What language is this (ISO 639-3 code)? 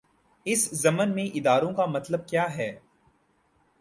urd